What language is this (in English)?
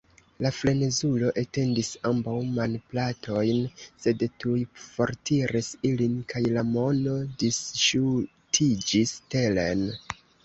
Esperanto